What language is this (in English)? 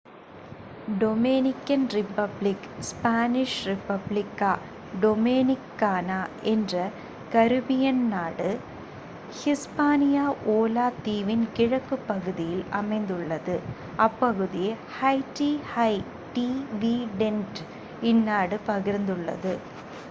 Tamil